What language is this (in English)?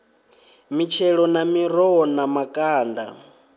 Venda